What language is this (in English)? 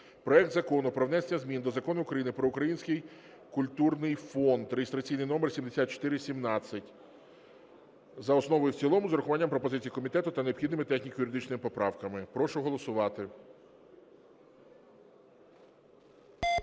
Ukrainian